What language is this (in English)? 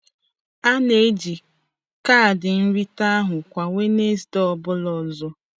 Igbo